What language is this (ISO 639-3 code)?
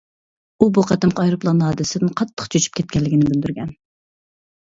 uig